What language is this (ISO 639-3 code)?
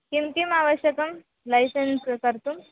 san